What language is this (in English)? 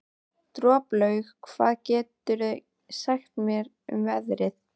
Icelandic